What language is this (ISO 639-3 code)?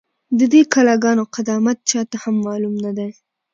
pus